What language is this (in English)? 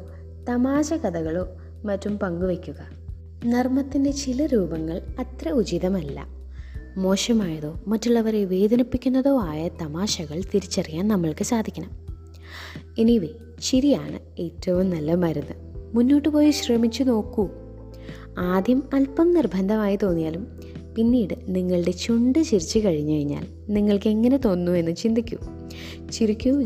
Malayalam